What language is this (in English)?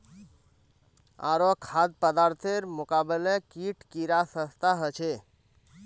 Magahi